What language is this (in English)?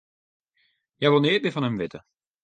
Western Frisian